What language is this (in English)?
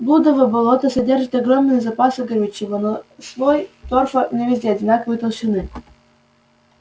Russian